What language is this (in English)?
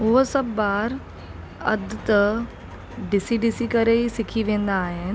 Sindhi